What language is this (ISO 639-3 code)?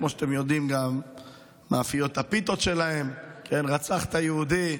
heb